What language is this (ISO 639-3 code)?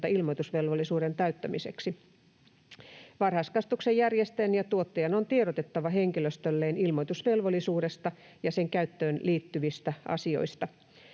fin